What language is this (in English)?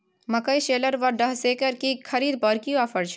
Maithili